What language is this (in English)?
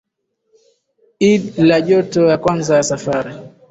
Swahili